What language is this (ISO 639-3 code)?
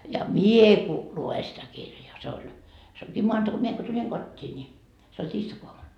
fin